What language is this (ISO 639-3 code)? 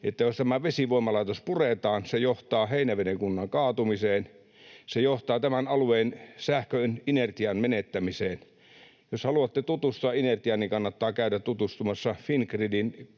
fin